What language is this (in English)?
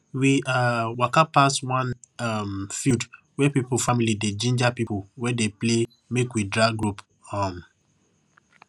Nigerian Pidgin